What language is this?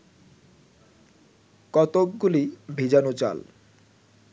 Bangla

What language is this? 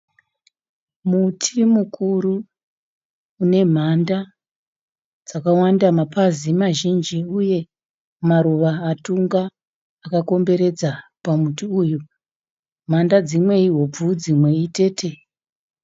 Shona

